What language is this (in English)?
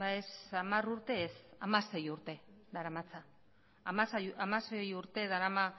Basque